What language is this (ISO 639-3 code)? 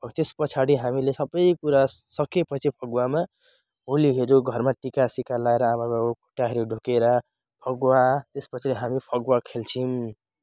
nep